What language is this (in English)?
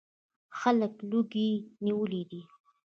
Pashto